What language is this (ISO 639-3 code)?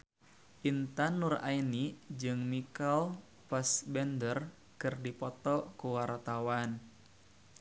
sun